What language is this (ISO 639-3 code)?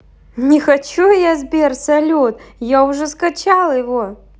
rus